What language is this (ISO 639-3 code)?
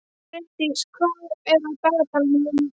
isl